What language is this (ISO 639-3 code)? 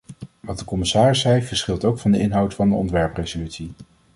nld